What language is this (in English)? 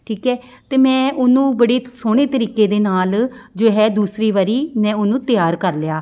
Punjabi